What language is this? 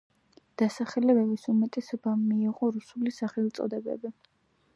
Georgian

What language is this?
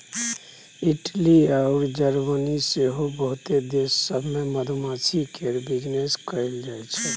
Maithili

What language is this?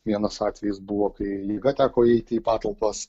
Lithuanian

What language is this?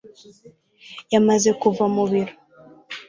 Kinyarwanda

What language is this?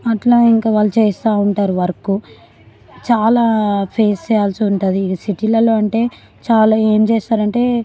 Telugu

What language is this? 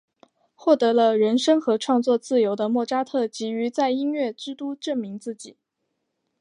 Chinese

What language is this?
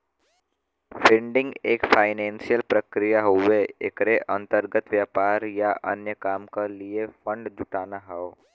Bhojpuri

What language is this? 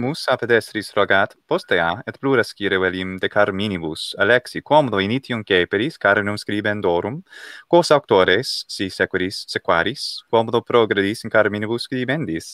Italian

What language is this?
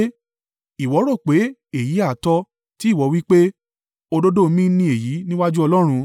Yoruba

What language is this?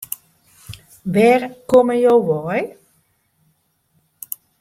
Western Frisian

